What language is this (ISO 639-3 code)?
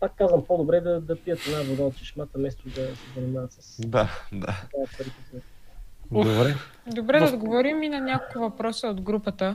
bul